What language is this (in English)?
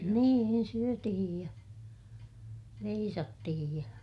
Finnish